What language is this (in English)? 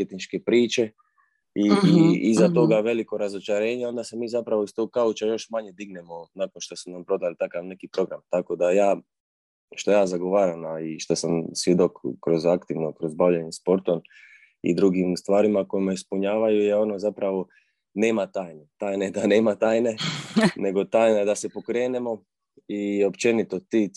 Croatian